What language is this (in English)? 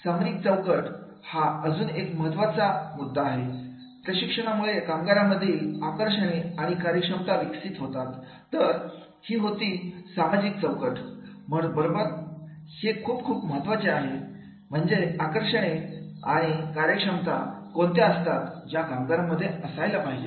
Marathi